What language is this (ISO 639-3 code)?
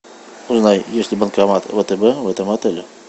rus